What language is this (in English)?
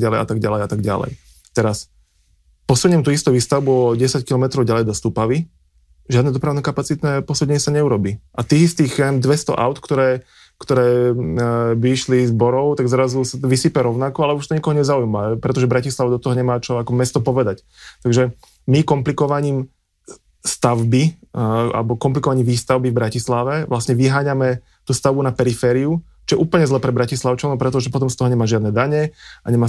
Slovak